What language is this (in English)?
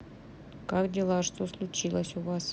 Russian